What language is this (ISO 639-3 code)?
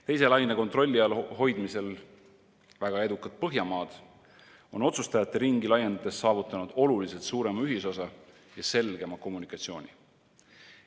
est